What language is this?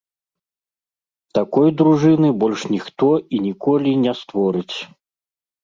Belarusian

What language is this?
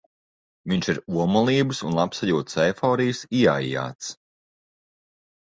Latvian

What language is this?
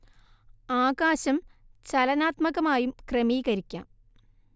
Malayalam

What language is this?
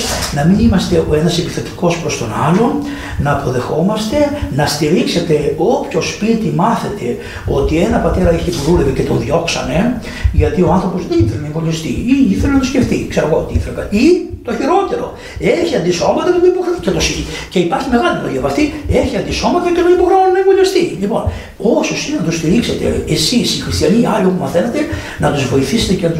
Greek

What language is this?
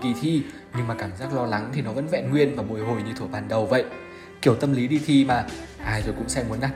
Vietnamese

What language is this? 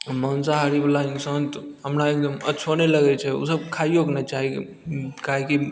Maithili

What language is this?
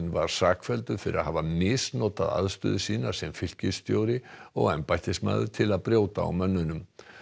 Icelandic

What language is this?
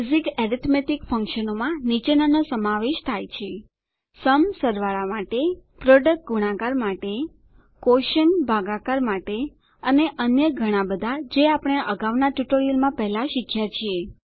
Gujarati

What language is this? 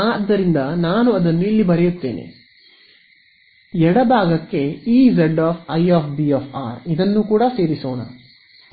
Kannada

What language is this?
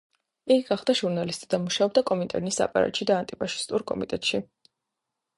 Georgian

